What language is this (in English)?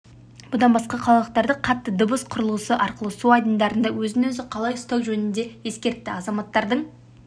Kazakh